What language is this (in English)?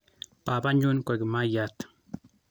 Kalenjin